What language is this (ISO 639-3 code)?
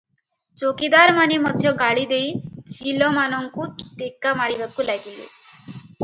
ori